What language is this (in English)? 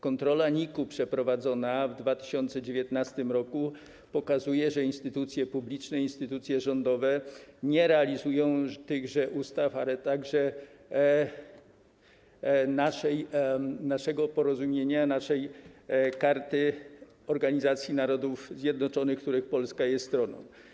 Polish